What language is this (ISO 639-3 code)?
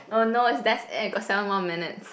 eng